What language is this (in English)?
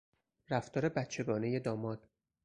Persian